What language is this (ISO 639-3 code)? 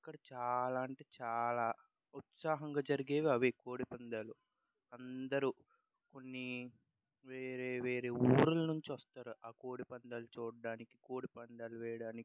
tel